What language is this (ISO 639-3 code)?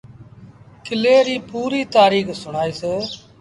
sbn